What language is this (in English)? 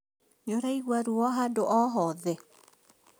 Kikuyu